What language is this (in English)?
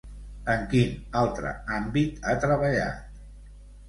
Catalan